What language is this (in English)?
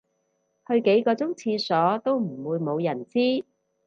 Cantonese